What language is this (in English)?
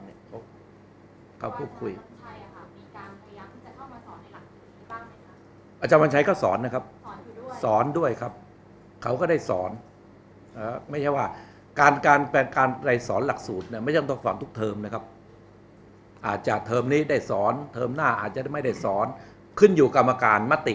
Thai